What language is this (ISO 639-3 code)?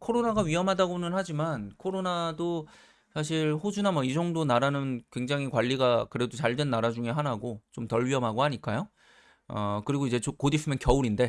kor